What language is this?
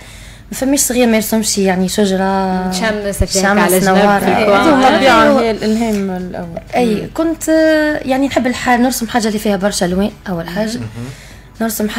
Arabic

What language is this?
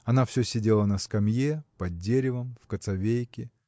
Russian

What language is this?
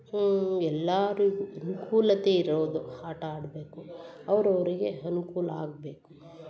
Kannada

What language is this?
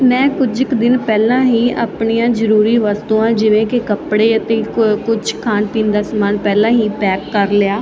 Punjabi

